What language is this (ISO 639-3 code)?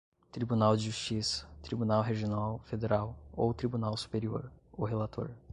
por